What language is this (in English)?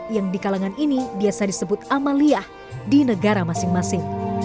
Indonesian